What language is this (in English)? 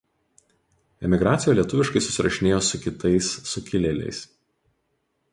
Lithuanian